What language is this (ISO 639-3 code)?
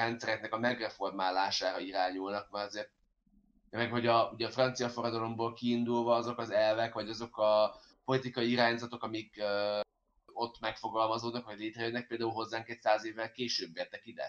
hun